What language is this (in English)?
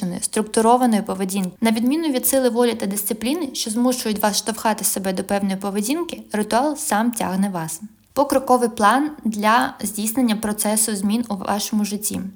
Ukrainian